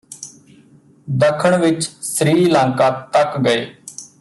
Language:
Punjabi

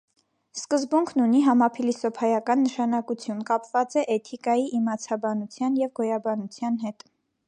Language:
Armenian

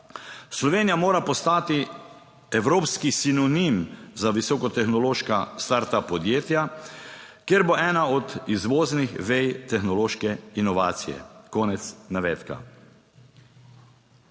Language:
Slovenian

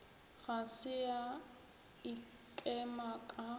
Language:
Northern Sotho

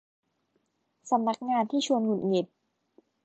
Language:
Thai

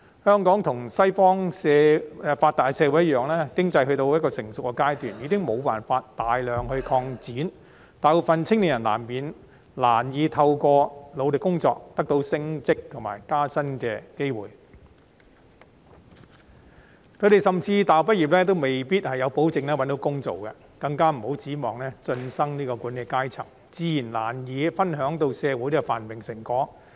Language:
Cantonese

